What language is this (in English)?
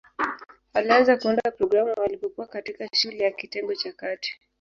Swahili